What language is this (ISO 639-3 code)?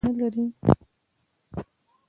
pus